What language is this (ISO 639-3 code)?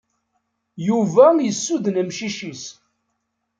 kab